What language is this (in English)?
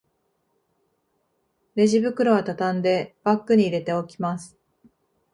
Japanese